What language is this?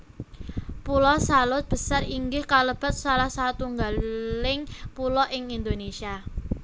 Javanese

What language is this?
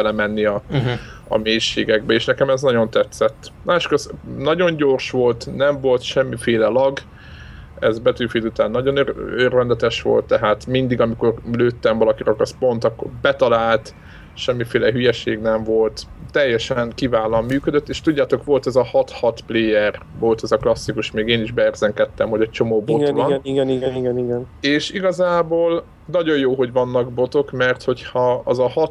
Hungarian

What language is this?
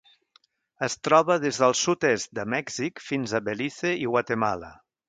Catalan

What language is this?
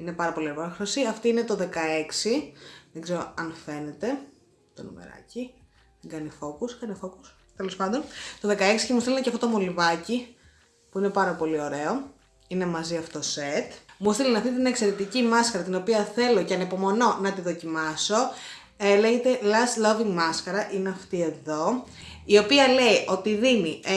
Greek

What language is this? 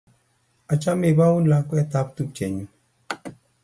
Kalenjin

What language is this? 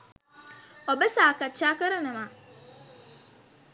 Sinhala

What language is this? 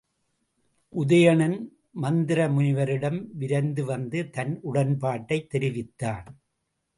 Tamil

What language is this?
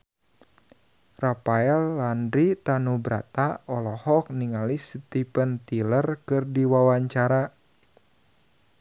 Sundanese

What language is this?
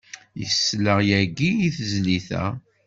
Kabyle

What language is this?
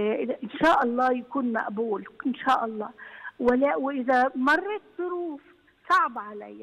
Arabic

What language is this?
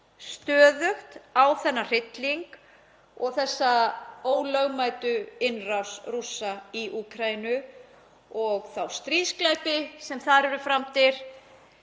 Icelandic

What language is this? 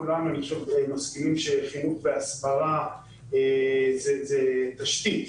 Hebrew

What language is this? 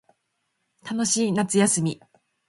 Japanese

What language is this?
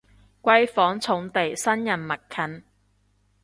Cantonese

